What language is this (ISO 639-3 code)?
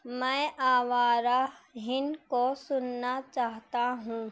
urd